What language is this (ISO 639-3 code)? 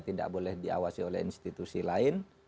ind